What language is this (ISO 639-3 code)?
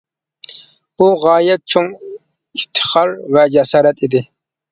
uig